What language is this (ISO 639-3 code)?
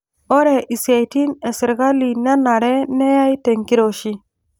mas